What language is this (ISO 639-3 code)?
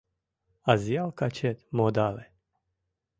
chm